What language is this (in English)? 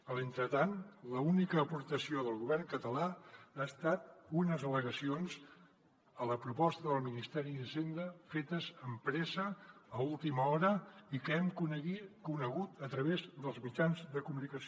Catalan